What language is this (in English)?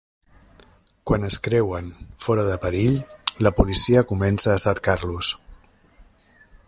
Catalan